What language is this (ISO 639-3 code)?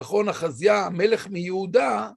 heb